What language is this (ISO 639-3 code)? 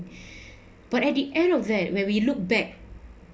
eng